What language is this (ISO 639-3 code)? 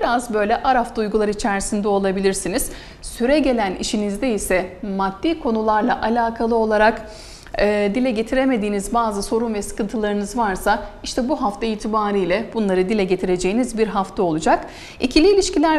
tur